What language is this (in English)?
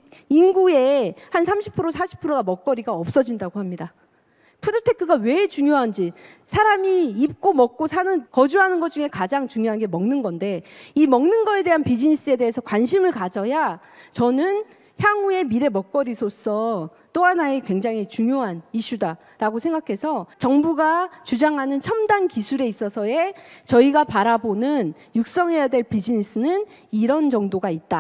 Korean